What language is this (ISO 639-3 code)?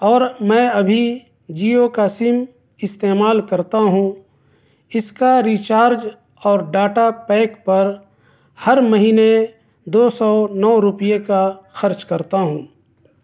urd